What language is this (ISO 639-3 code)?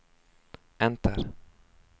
swe